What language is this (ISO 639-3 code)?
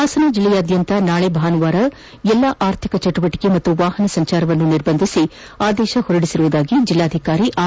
kan